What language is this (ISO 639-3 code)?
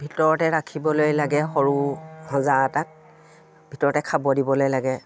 asm